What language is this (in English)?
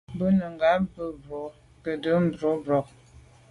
Medumba